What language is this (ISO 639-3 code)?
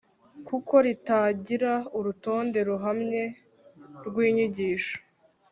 kin